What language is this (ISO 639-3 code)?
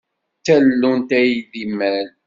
kab